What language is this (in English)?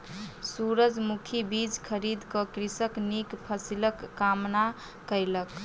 Maithili